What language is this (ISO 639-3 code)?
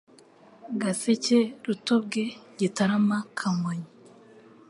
kin